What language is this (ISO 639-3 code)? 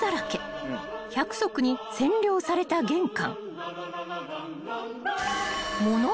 jpn